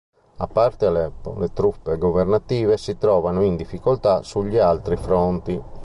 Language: Italian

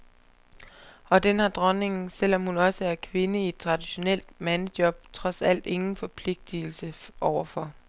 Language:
Danish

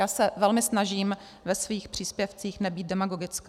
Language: Czech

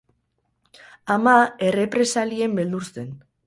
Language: Basque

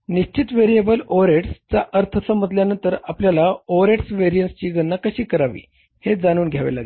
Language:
Marathi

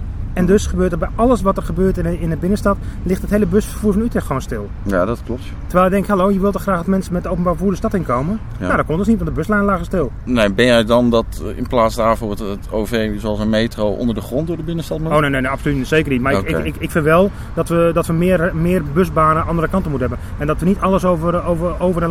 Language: Dutch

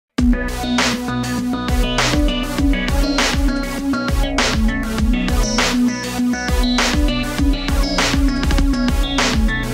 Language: Polish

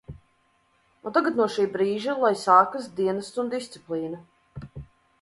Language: Latvian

